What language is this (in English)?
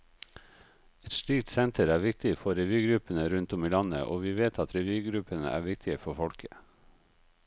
Norwegian